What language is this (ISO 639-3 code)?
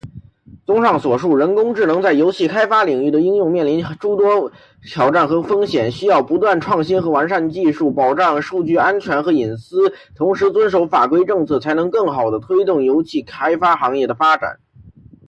zho